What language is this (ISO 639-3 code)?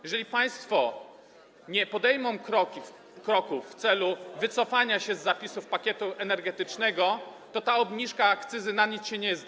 pol